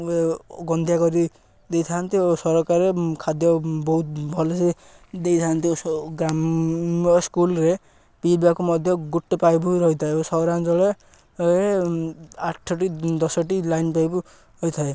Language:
Odia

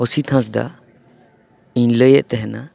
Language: Santali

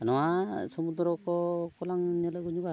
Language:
Santali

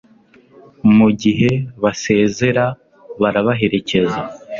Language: Kinyarwanda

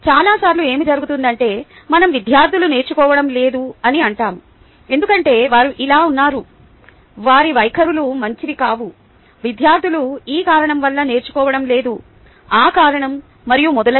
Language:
Telugu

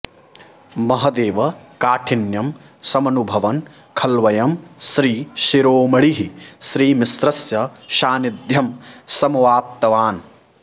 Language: Sanskrit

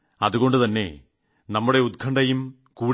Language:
Malayalam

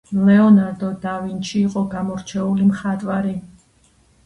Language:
Georgian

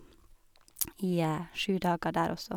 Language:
Norwegian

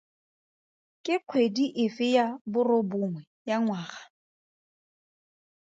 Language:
Tswana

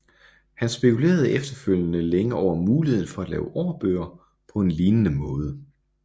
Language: Danish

